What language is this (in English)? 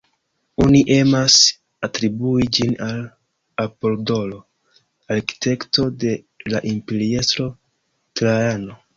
Esperanto